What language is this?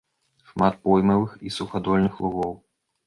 Belarusian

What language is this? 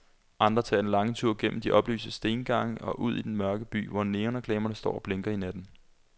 Danish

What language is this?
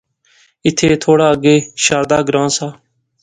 Pahari-Potwari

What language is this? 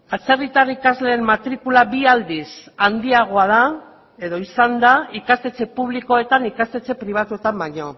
Basque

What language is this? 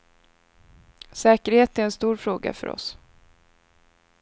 Swedish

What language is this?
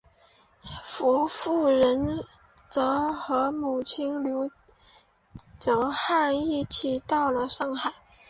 Chinese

